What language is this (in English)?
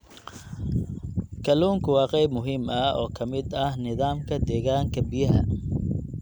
Somali